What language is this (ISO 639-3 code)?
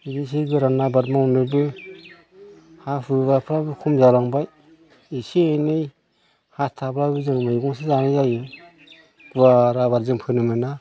brx